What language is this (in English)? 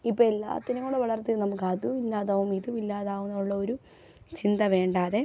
Malayalam